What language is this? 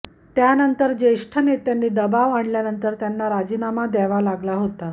Marathi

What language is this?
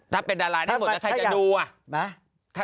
Thai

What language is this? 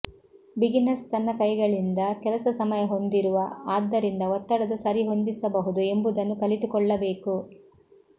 Kannada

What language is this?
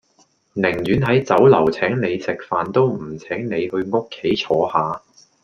Cantonese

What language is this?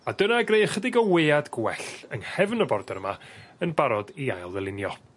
Welsh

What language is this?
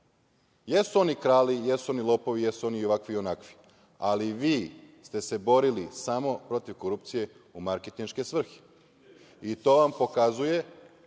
Serbian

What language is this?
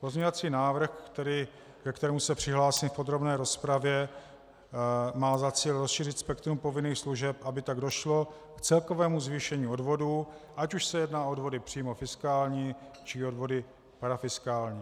Czech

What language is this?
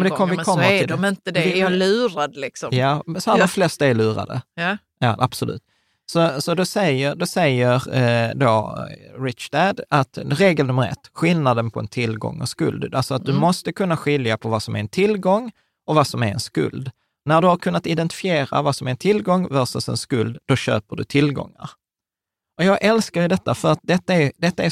Swedish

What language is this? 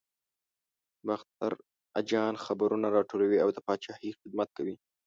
Pashto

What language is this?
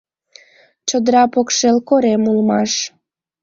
Mari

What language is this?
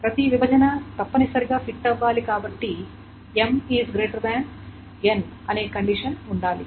Telugu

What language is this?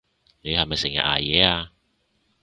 Cantonese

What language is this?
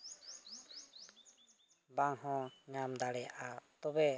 Santali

